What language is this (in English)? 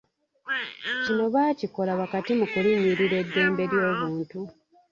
Ganda